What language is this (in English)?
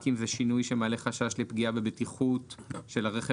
Hebrew